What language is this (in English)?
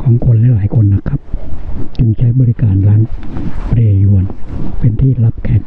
Thai